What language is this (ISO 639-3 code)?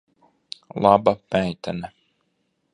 lav